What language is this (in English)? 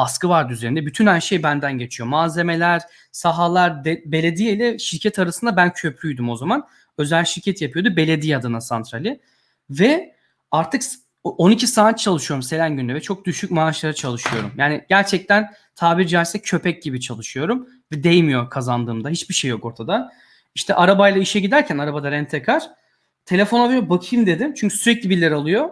Turkish